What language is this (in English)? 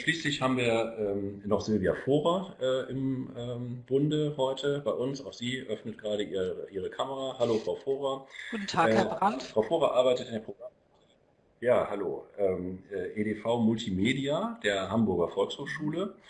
German